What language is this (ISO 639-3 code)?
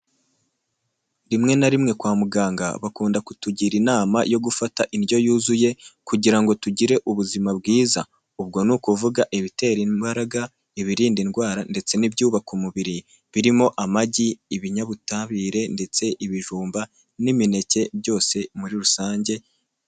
kin